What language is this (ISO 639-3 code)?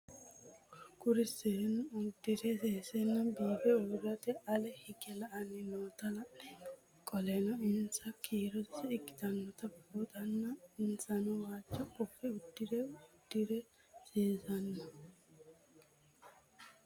sid